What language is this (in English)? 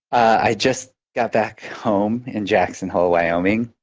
English